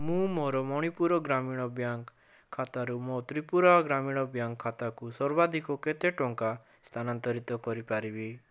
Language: Odia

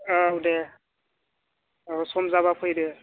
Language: Bodo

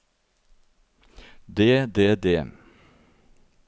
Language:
Norwegian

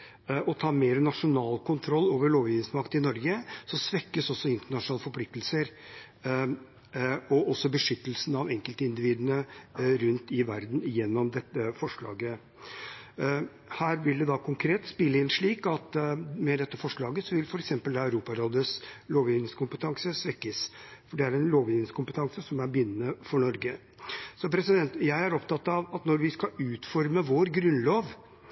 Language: Norwegian Bokmål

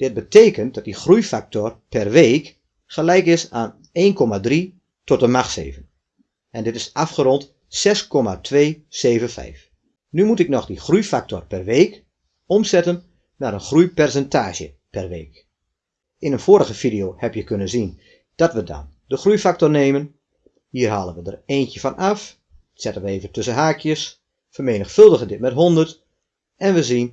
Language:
Dutch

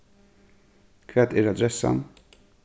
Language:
Faroese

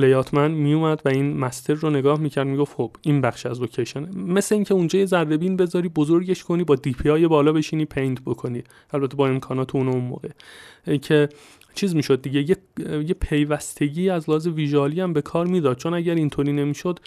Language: Persian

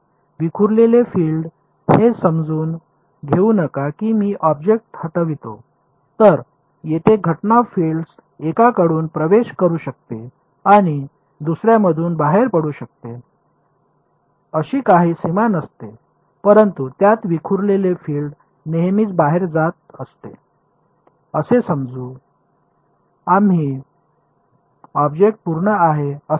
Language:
Marathi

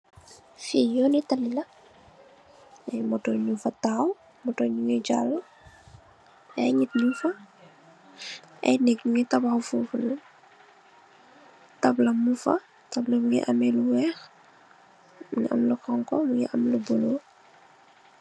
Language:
Wolof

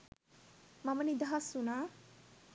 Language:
Sinhala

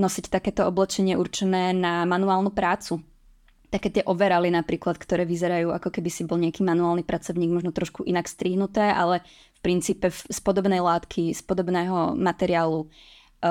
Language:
Czech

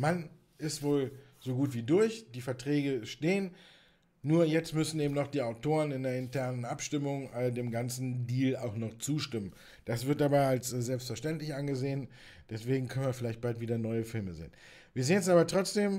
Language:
German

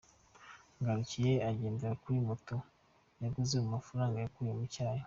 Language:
Kinyarwanda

